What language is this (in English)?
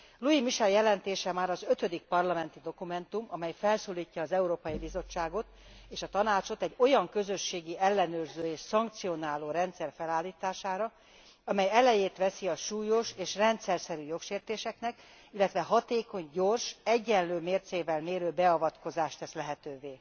Hungarian